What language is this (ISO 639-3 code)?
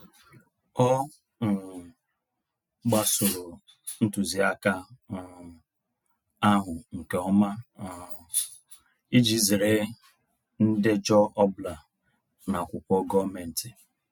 ibo